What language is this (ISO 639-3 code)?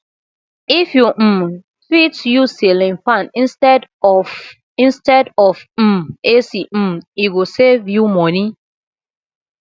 pcm